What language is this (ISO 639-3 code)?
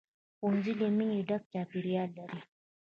pus